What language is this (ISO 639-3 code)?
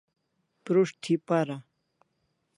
kls